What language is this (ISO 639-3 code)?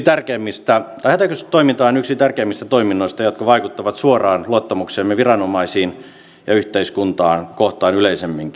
fin